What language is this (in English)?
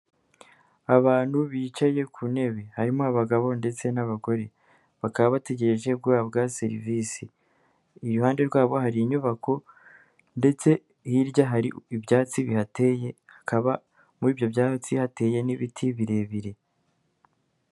Kinyarwanda